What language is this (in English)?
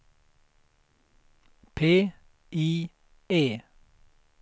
Swedish